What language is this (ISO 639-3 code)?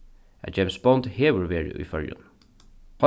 fao